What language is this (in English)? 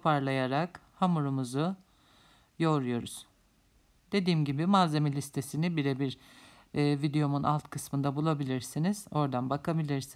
Turkish